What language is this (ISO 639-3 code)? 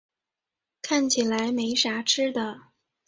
zho